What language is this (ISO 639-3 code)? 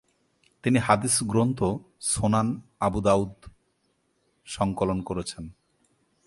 ben